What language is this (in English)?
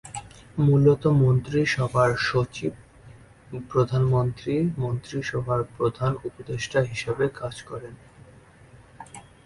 Bangla